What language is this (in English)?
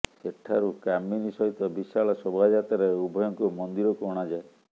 Odia